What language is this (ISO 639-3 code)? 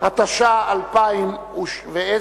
heb